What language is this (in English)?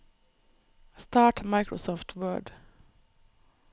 Norwegian